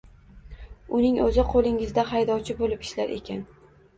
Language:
Uzbek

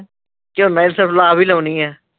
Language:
Punjabi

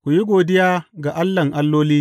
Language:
Hausa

